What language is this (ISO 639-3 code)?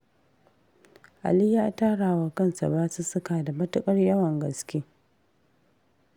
hau